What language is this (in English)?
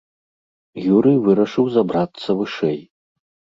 Belarusian